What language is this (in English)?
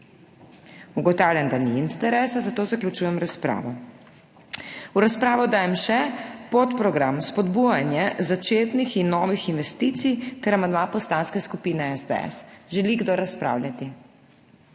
Slovenian